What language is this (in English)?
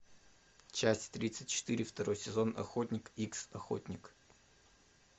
Russian